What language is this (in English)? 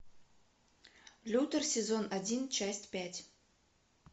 Russian